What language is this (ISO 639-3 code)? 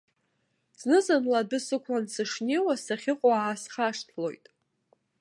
abk